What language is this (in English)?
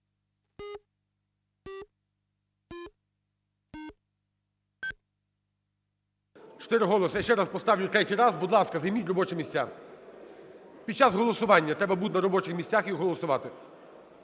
Ukrainian